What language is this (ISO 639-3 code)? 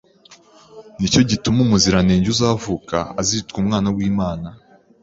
kin